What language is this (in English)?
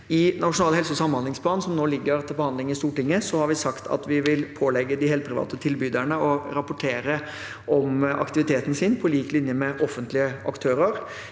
Norwegian